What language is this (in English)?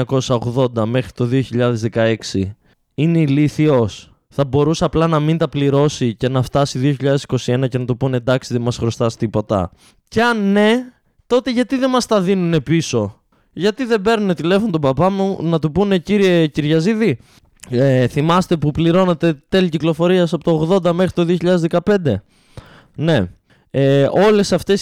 Greek